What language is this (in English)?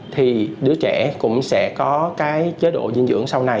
Vietnamese